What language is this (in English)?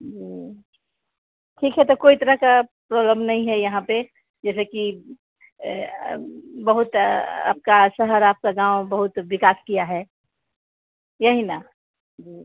Hindi